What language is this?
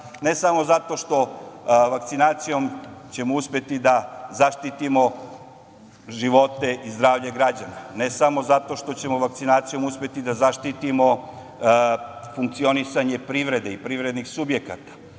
Serbian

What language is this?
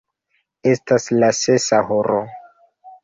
Esperanto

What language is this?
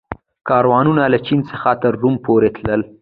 Pashto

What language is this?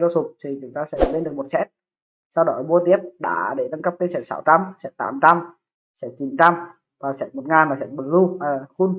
Vietnamese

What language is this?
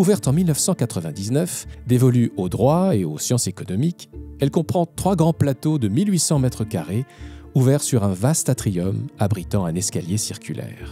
French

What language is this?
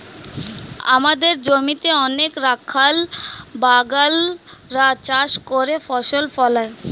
Bangla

